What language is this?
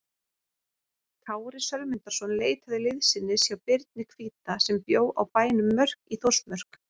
Icelandic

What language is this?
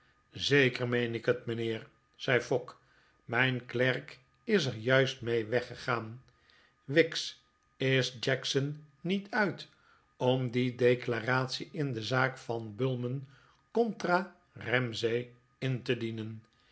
Dutch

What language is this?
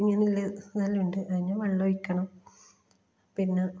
Malayalam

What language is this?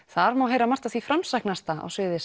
Icelandic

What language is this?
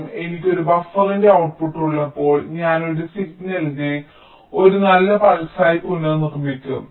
Malayalam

